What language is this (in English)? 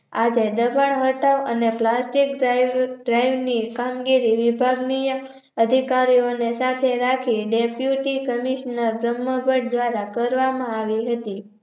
Gujarati